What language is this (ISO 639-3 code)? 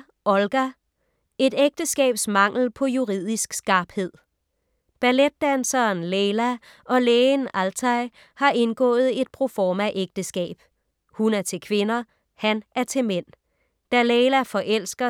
dan